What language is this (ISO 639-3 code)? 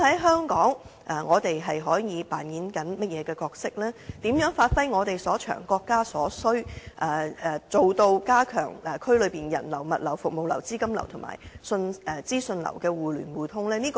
yue